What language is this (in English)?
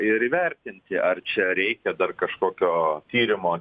Lithuanian